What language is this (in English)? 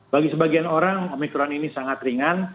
Indonesian